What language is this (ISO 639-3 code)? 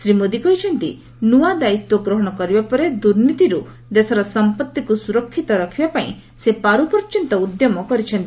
ori